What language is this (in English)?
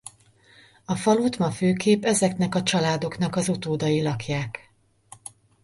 Hungarian